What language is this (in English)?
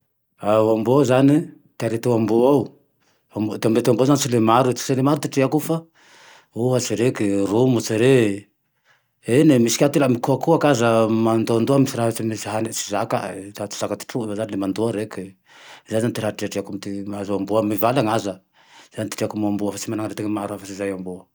Tandroy-Mahafaly Malagasy